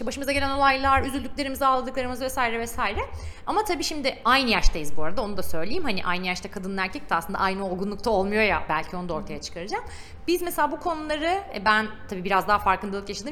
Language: Turkish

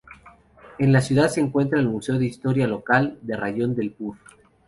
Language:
Spanish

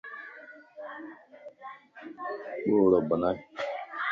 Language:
Lasi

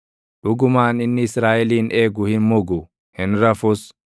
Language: Oromo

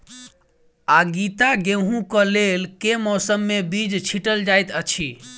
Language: Maithili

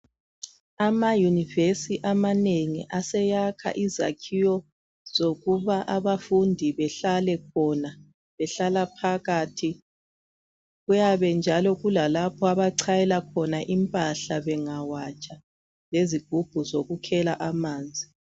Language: North Ndebele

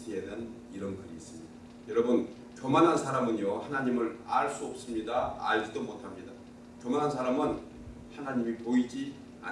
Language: Korean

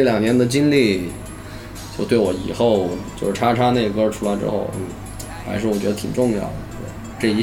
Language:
Chinese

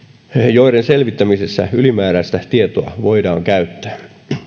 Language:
Finnish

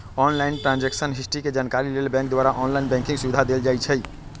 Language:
Magahi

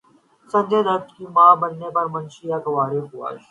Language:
Urdu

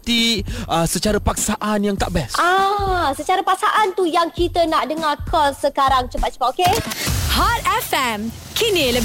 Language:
Malay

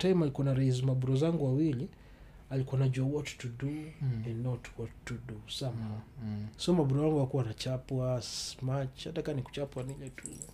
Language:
Swahili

